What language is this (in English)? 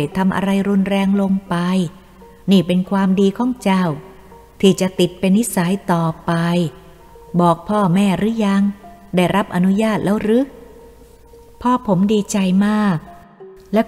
Thai